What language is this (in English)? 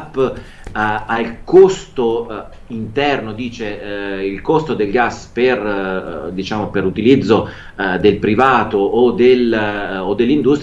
Italian